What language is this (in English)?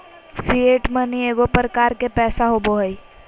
Magahi